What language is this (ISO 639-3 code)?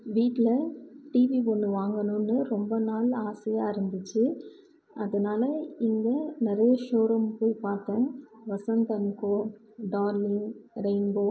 tam